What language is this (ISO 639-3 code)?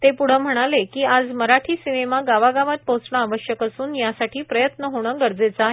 mar